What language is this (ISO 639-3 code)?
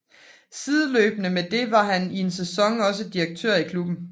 dan